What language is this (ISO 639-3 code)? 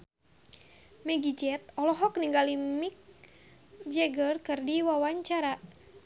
sun